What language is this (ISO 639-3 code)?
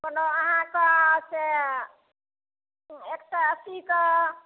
mai